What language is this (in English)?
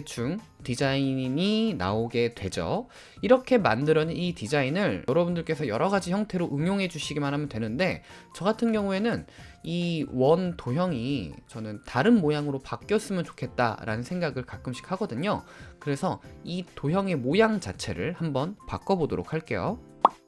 Korean